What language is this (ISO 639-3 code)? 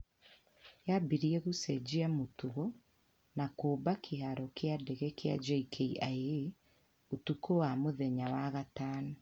kik